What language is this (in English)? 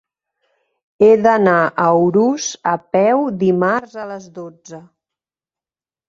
Catalan